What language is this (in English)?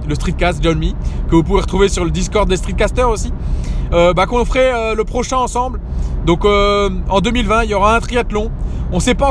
French